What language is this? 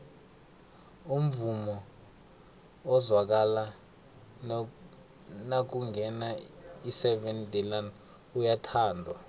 South Ndebele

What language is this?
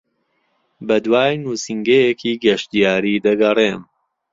Central Kurdish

